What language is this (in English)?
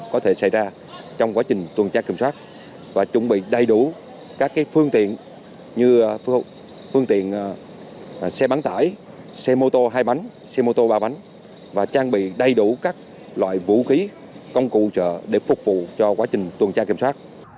Vietnamese